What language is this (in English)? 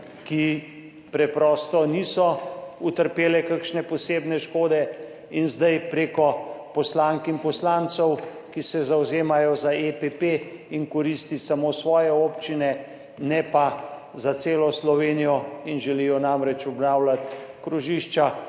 Slovenian